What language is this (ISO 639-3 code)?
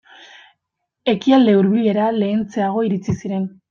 eus